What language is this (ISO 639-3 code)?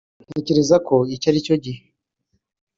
kin